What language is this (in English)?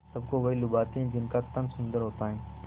Hindi